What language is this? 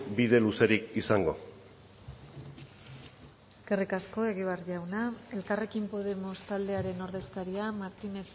Basque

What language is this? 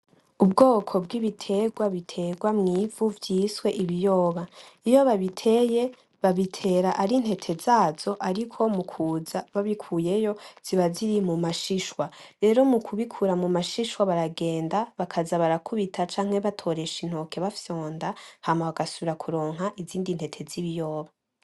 Rundi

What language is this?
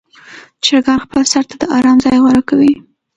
Pashto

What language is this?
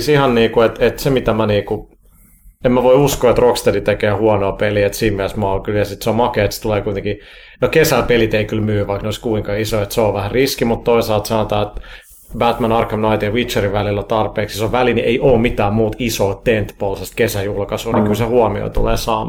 Finnish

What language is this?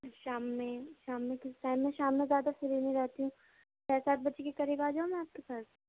Urdu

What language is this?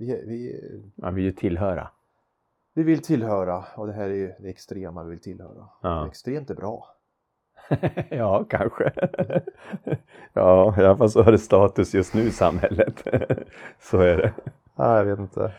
Swedish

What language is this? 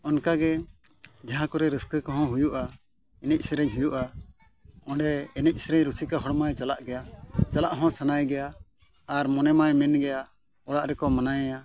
Santali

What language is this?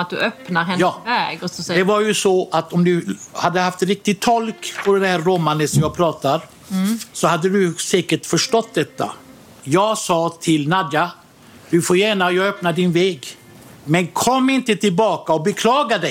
Swedish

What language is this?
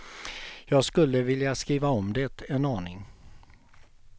Swedish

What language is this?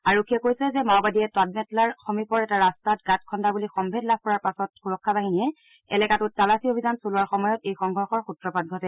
Assamese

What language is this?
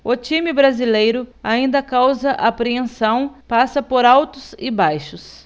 Portuguese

